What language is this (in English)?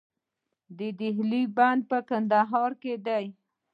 Pashto